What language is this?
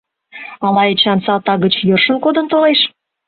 Mari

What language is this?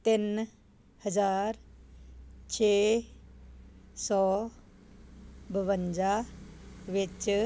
Punjabi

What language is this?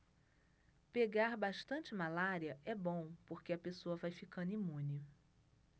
Portuguese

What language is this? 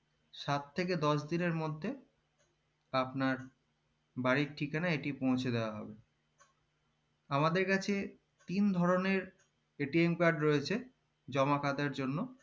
Bangla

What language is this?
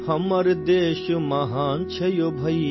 Urdu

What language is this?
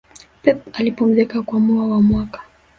Swahili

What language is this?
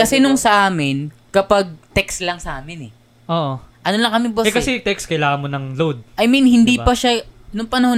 Filipino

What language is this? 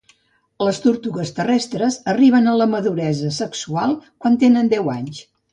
Catalan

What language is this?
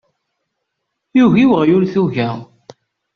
Kabyle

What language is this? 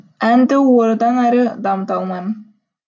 Kazakh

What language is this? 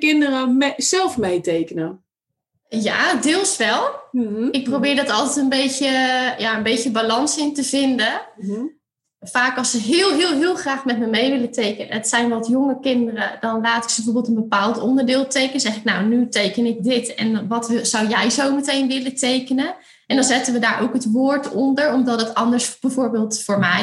Dutch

